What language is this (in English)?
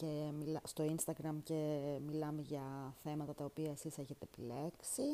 Greek